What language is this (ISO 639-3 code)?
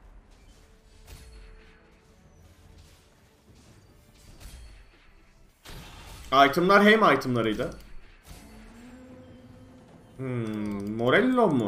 tur